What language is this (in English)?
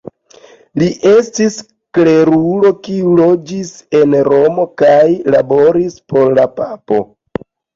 Esperanto